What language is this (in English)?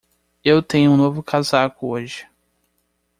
Portuguese